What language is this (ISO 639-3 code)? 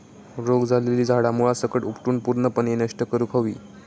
mar